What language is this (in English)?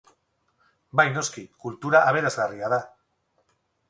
Basque